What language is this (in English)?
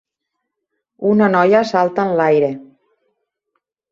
Catalan